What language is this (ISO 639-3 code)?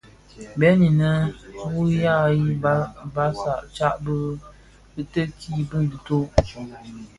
ksf